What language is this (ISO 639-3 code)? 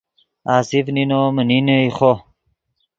ydg